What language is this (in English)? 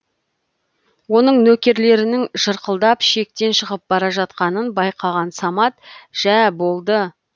Kazakh